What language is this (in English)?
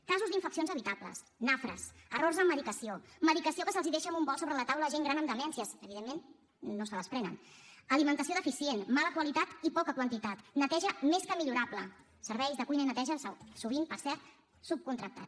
Catalan